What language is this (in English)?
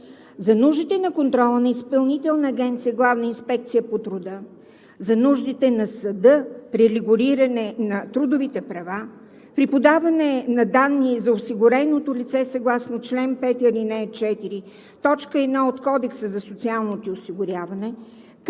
Bulgarian